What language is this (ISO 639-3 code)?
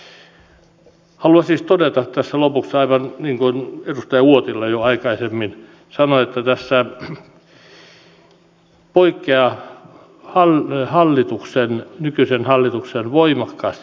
fin